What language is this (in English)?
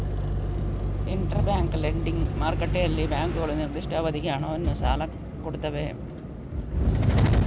Kannada